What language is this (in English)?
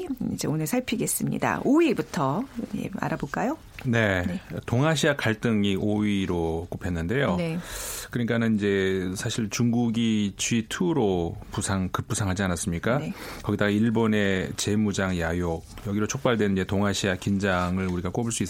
Korean